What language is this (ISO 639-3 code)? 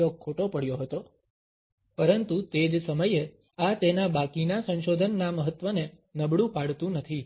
guj